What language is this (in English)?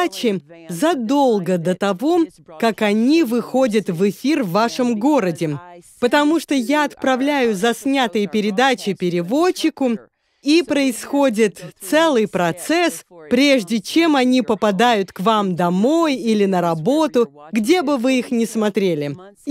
Russian